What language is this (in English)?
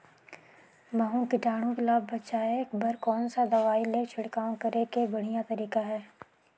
Chhattisgarhi